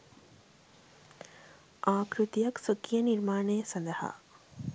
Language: Sinhala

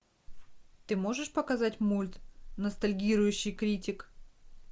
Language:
Russian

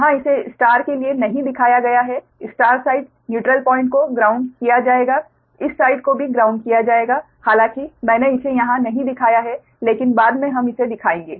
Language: Hindi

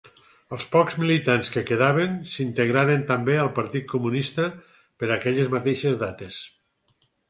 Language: Catalan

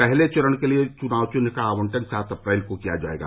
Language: Hindi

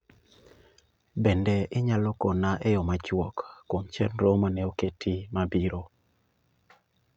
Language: Luo (Kenya and Tanzania)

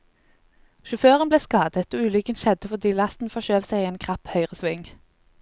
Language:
Norwegian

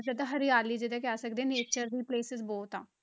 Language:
Punjabi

